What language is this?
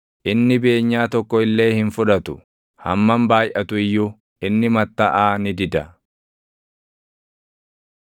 Oromo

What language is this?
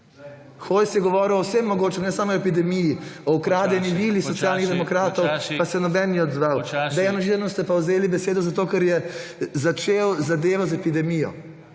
Slovenian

